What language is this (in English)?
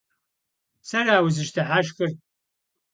Kabardian